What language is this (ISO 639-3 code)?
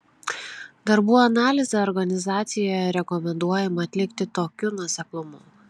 lit